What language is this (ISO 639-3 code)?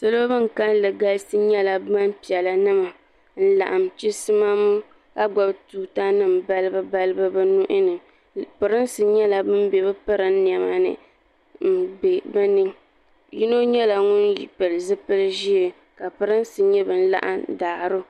dag